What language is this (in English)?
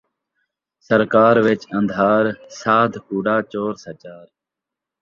Saraiki